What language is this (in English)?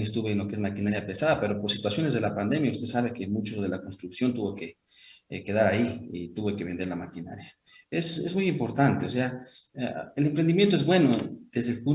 Spanish